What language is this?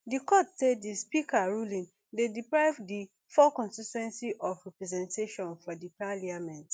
Nigerian Pidgin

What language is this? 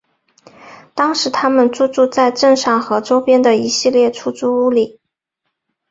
Chinese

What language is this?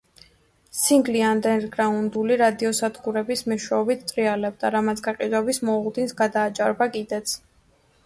Georgian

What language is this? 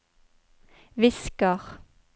Norwegian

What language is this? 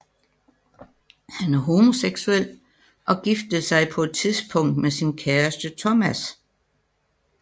Danish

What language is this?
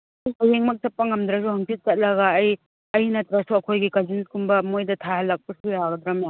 Manipuri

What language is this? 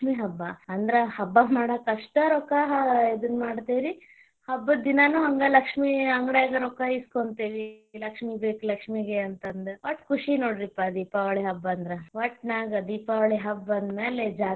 Kannada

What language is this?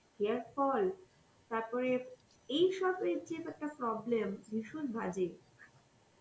Bangla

